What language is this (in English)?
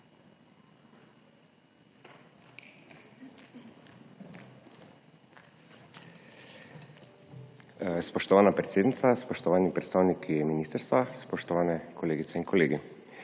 Slovenian